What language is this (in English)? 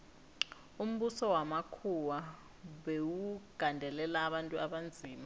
South Ndebele